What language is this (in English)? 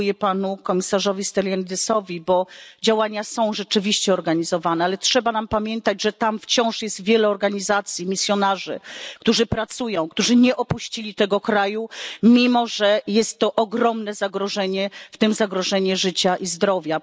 Polish